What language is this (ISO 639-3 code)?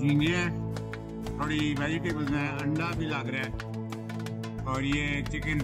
eng